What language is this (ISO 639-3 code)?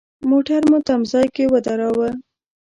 pus